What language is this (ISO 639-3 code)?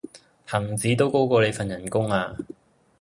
yue